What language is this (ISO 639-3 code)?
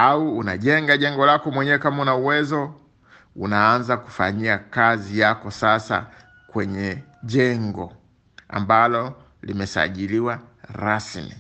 swa